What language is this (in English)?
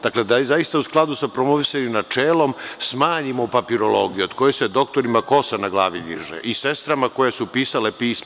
Serbian